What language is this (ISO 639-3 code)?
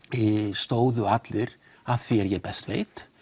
isl